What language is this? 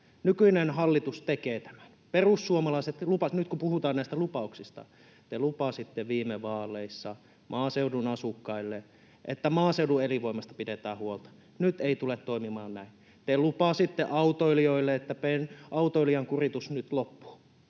Finnish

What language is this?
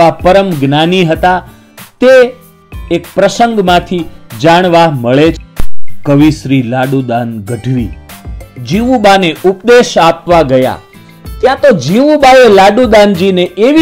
Hindi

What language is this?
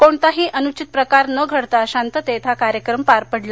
Marathi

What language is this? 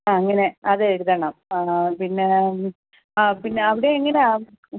Malayalam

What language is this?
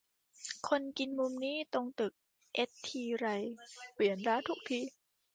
Thai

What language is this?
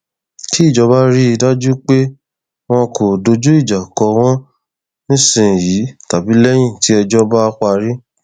Yoruba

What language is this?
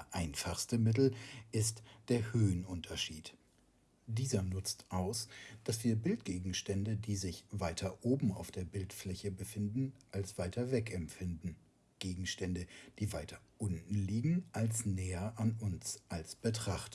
German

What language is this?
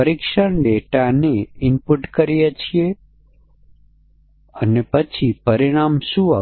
Gujarati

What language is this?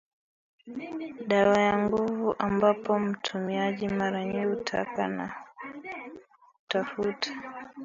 Swahili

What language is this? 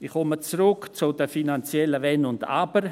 Swiss German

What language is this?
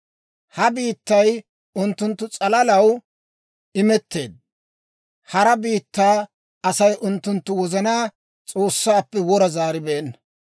Dawro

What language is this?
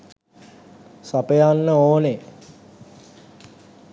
Sinhala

